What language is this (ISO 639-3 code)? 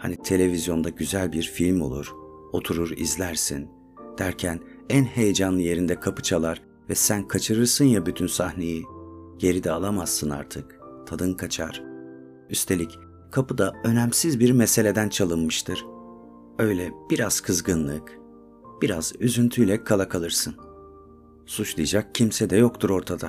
tur